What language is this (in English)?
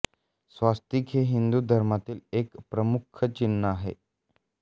Marathi